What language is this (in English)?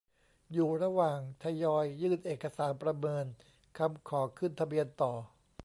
Thai